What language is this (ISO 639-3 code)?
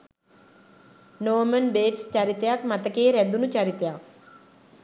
sin